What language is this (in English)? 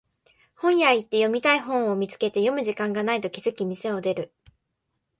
Japanese